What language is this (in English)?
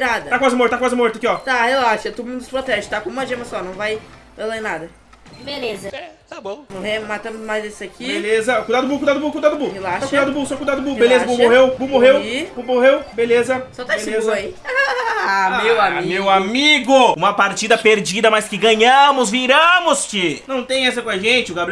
Portuguese